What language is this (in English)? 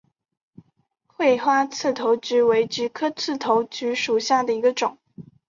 Chinese